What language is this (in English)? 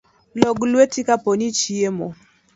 Luo (Kenya and Tanzania)